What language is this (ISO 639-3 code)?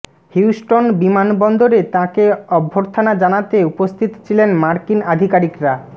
ben